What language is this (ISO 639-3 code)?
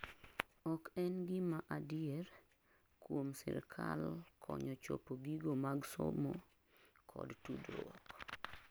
luo